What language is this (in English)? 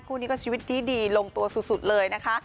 Thai